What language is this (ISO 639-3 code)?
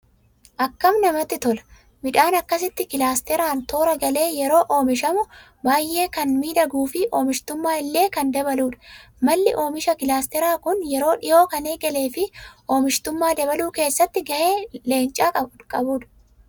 orm